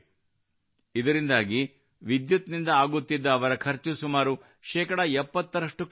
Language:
Kannada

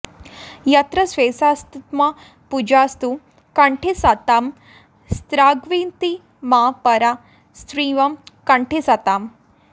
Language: Sanskrit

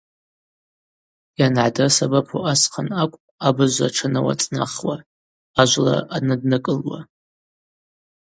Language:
Abaza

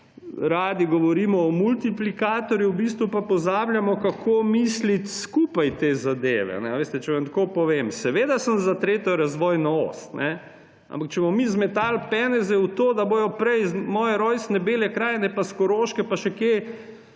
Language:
Slovenian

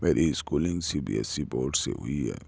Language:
Urdu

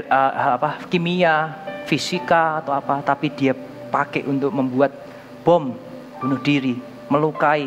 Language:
Indonesian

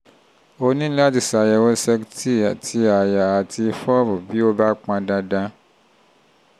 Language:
Yoruba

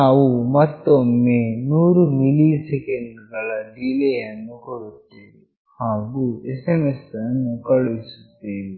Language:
Kannada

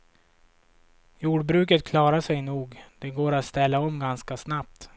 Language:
Swedish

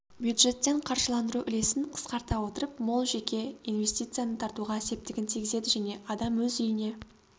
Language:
Kazakh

